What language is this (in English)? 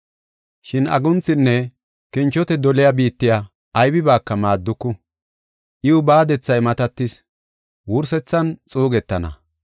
Gofa